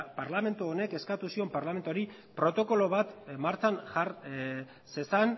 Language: Basque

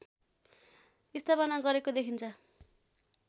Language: Nepali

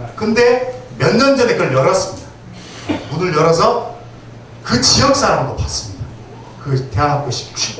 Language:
Korean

